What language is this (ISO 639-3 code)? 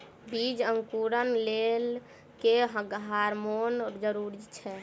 mai